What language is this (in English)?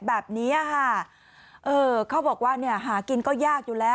Thai